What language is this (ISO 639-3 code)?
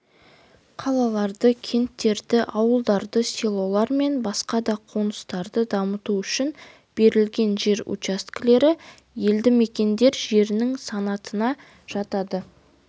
kaz